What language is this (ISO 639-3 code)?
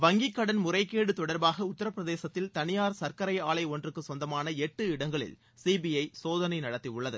tam